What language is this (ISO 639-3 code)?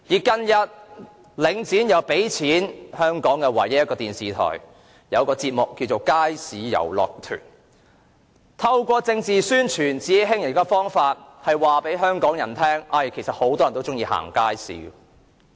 yue